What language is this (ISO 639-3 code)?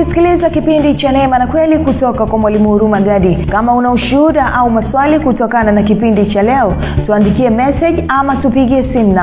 swa